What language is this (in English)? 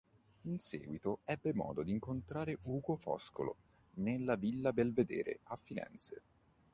Italian